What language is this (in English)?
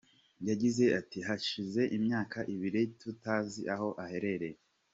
Kinyarwanda